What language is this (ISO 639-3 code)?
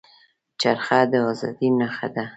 pus